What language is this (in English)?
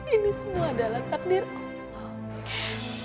Indonesian